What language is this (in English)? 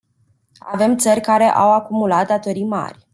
Romanian